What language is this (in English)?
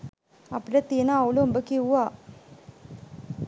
Sinhala